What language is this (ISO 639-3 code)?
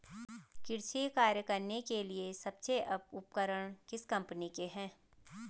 hin